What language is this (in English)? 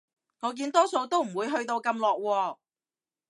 Cantonese